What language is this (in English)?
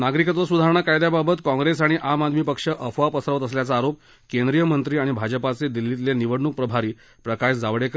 Marathi